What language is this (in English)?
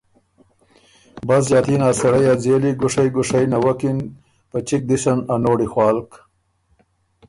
Ormuri